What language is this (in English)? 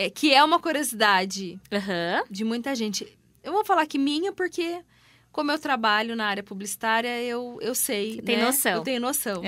Portuguese